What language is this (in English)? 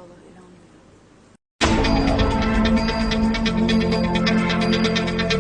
Turkish